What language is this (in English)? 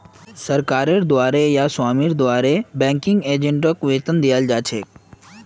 Magahi